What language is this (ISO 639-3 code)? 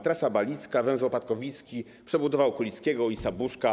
pol